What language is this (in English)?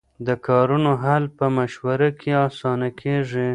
Pashto